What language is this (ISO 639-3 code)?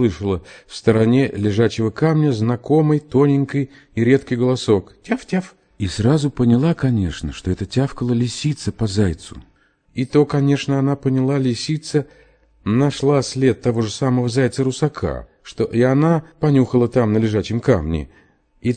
rus